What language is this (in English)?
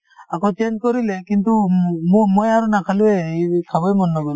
Assamese